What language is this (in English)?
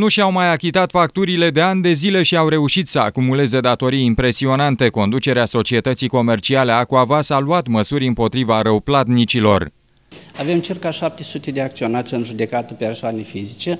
Romanian